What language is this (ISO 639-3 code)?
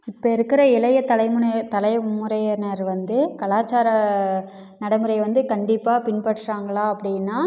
tam